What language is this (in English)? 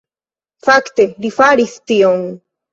Esperanto